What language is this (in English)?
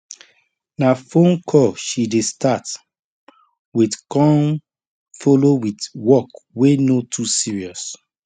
Nigerian Pidgin